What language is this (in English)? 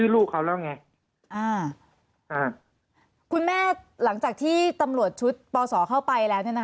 Thai